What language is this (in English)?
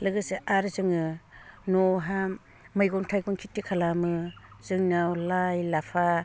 Bodo